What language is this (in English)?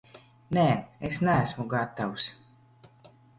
Latvian